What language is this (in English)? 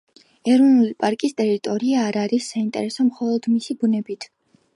Georgian